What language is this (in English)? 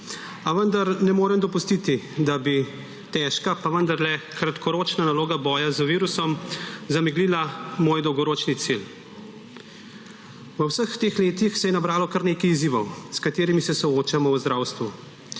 Slovenian